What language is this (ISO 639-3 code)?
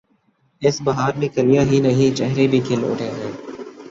urd